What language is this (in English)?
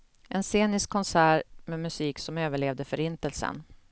Swedish